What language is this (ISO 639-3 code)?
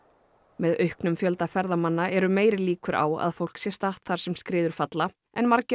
isl